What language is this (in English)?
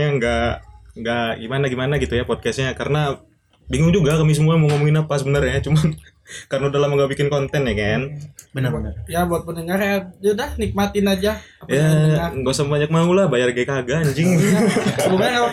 Indonesian